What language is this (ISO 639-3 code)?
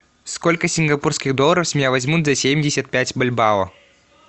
rus